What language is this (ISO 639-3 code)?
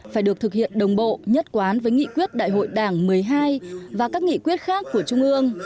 vie